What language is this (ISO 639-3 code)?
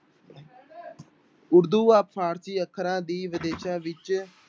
pan